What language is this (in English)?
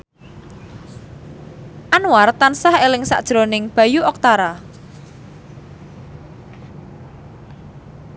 Javanese